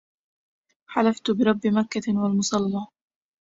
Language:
Arabic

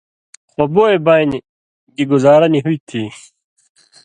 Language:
Indus Kohistani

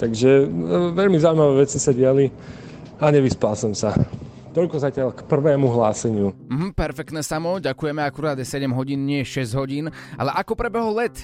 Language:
Slovak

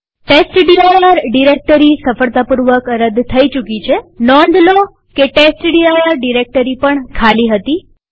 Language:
Gujarati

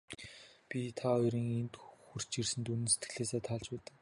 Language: Mongolian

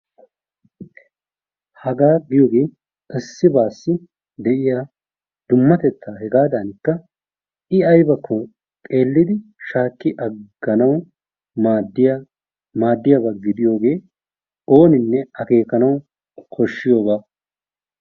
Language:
Wolaytta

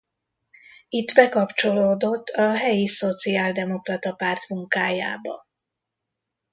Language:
Hungarian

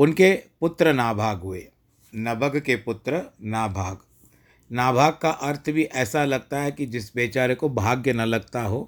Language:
Hindi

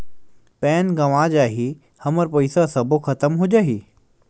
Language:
Chhattisgarhi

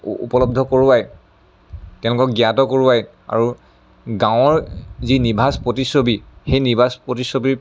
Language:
Assamese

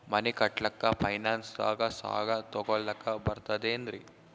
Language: Kannada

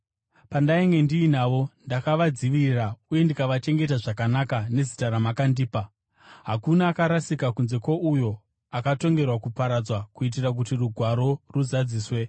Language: Shona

